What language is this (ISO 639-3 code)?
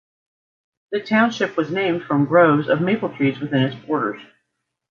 eng